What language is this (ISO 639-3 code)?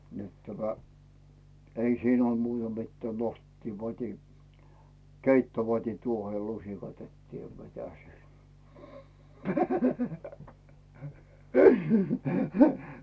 fin